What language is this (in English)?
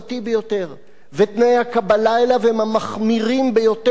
Hebrew